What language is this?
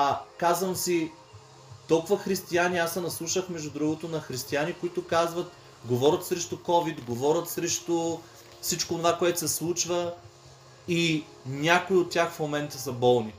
Bulgarian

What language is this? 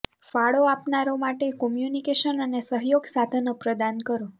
Gujarati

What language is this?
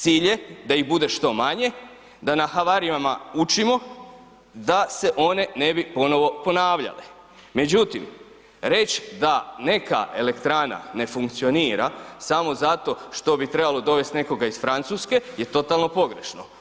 Croatian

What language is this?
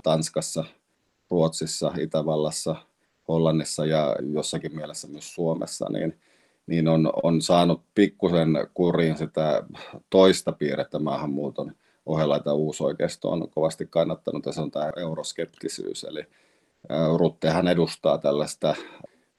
Finnish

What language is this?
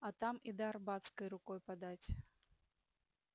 Russian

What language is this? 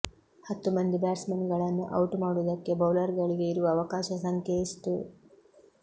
Kannada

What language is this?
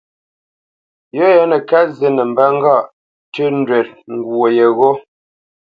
Bamenyam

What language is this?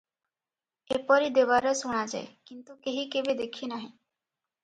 Odia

